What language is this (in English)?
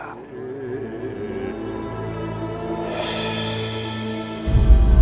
Indonesian